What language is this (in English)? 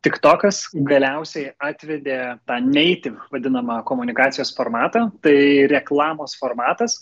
Lithuanian